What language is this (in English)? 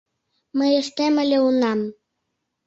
Mari